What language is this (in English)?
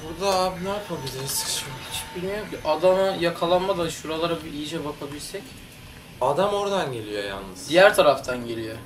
Turkish